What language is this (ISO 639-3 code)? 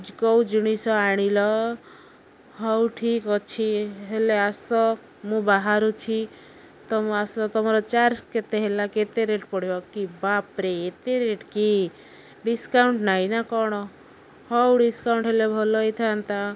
ori